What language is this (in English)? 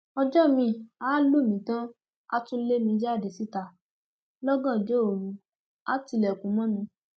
Yoruba